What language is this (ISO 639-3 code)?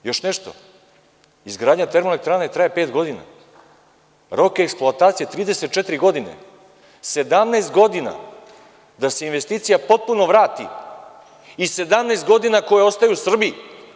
srp